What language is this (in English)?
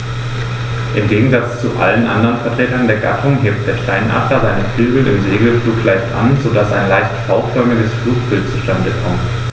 German